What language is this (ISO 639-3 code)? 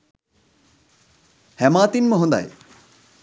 sin